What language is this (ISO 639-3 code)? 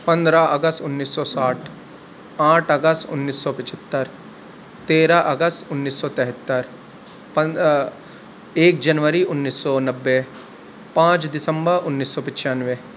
urd